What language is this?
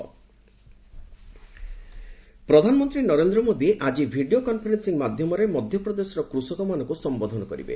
Odia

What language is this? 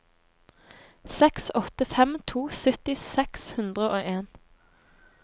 Norwegian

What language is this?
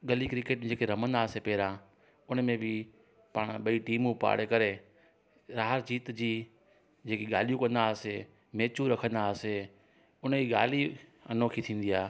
Sindhi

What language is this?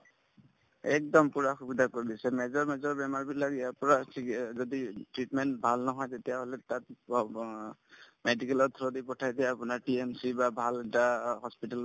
Assamese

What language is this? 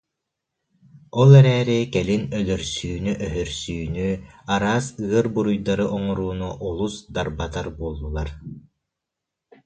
Yakut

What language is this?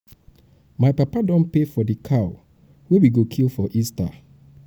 Nigerian Pidgin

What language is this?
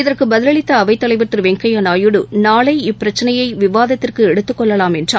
Tamil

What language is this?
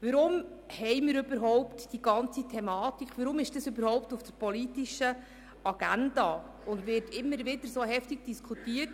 Swiss German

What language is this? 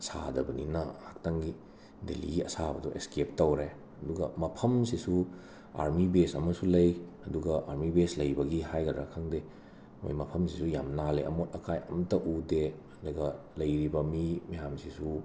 Manipuri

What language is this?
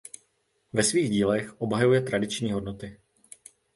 Czech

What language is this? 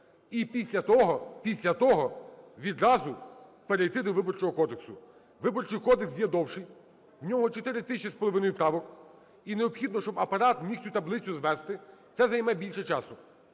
Ukrainian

